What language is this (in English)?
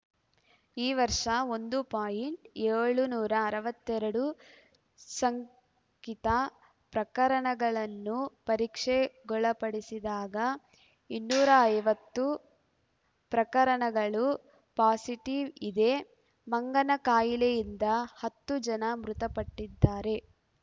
Kannada